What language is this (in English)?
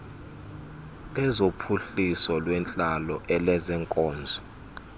Xhosa